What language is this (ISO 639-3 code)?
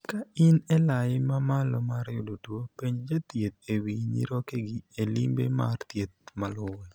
luo